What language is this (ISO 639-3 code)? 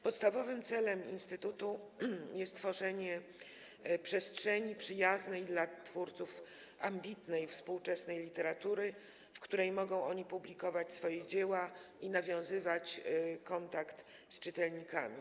pol